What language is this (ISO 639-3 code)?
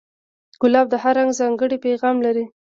pus